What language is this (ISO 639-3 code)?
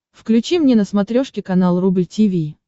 rus